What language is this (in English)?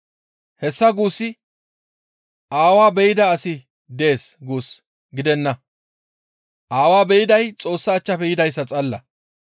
Gamo